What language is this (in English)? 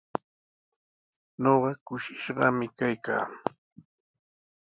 Sihuas Ancash Quechua